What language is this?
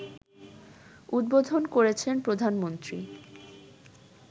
Bangla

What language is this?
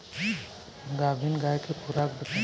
Bhojpuri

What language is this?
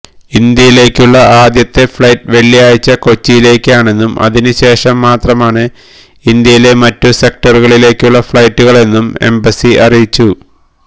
Malayalam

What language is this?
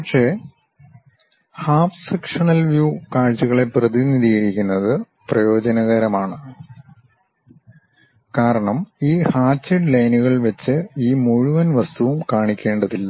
Malayalam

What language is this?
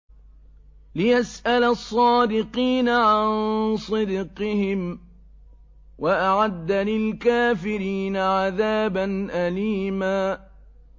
Arabic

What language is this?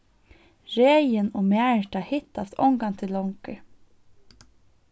Faroese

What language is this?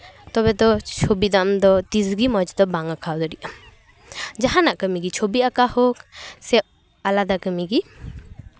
Santali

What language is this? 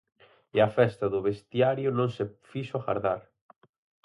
Galician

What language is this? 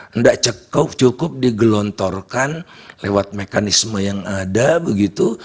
Indonesian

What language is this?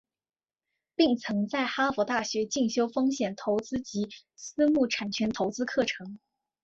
Chinese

